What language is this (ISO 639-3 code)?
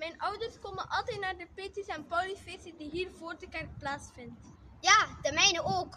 nld